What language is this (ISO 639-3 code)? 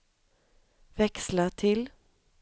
swe